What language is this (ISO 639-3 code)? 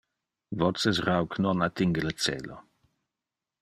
ina